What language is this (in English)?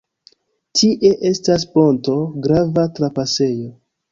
Esperanto